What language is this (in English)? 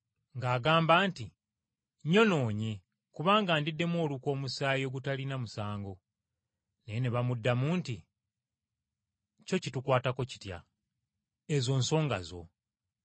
Ganda